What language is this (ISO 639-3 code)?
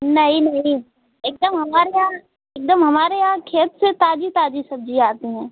hin